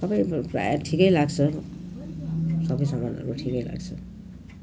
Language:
Nepali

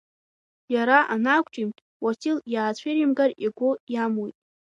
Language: Abkhazian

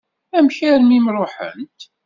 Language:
Kabyle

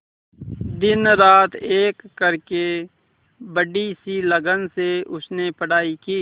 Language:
Hindi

